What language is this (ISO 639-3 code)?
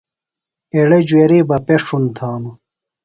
phl